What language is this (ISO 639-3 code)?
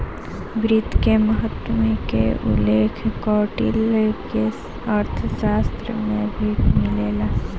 bho